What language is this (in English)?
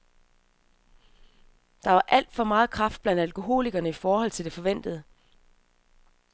Danish